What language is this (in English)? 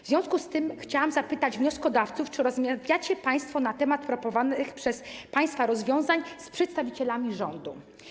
Polish